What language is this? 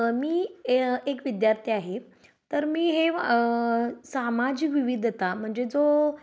Marathi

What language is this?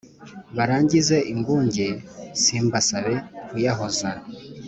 Kinyarwanda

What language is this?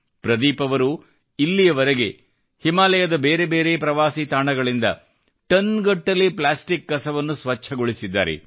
Kannada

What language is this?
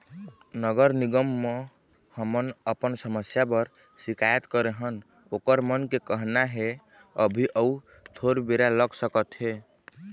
Chhattisgarhi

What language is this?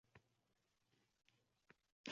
Uzbek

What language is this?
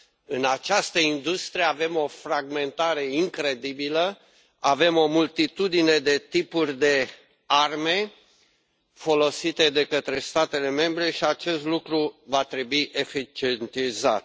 Romanian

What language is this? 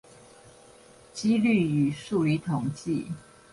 Chinese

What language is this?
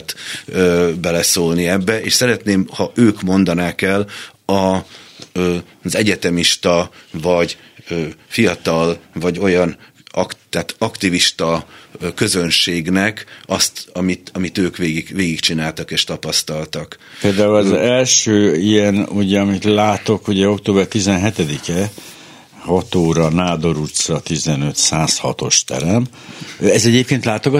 Hungarian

